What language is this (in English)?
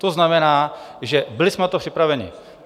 Czech